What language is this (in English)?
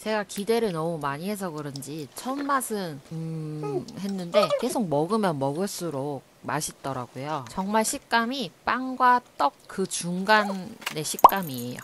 Korean